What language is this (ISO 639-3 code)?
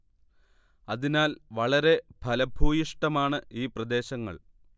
mal